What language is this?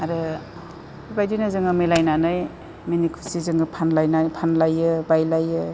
Bodo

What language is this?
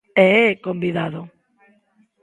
Galician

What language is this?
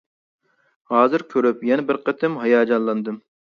Uyghur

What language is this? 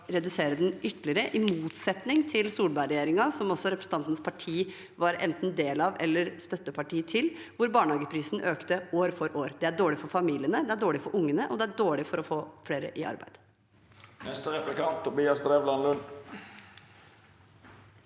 Norwegian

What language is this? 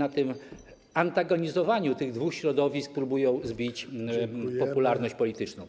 Polish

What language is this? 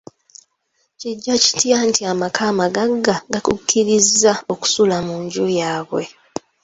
Ganda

